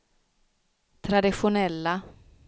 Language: Swedish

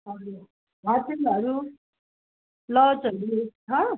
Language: Nepali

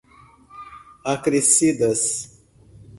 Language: Portuguese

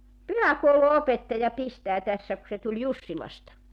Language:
Finnish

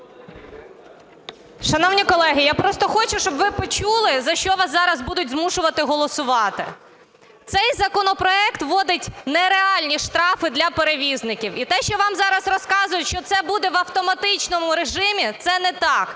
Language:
Ukrainian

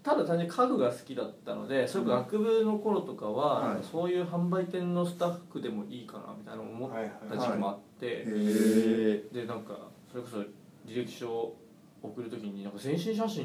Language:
Japanese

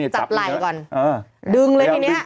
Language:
Thai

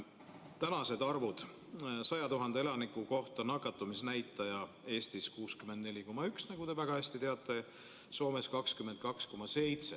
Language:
Estonian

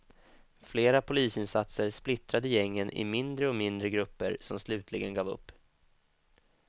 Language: Swedish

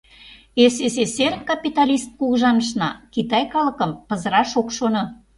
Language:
Mari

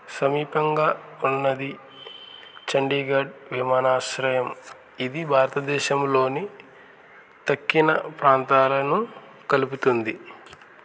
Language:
Telugu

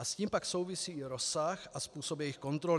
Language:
Czech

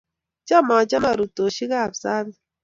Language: Kalenjin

